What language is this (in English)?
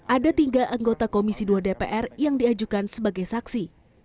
Indonesian